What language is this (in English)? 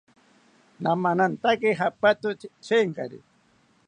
South Ucayali Ashéninka